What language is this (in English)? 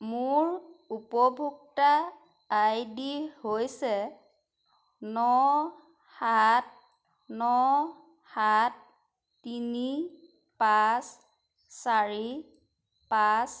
Assamese